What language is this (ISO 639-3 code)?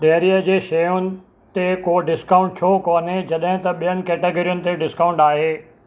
snd